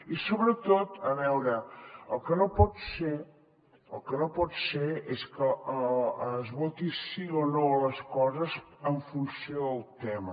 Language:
Catalan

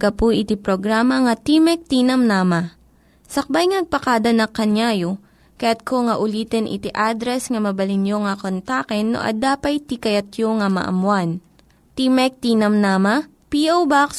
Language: Filipino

